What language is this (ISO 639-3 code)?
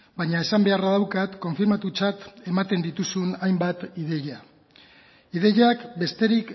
eus